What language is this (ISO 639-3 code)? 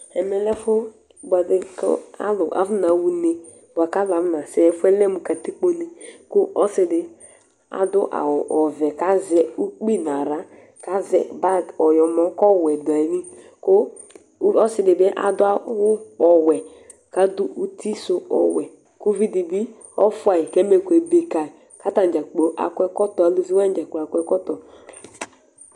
kpo